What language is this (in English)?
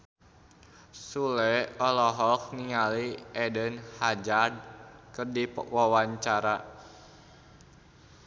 Sundanese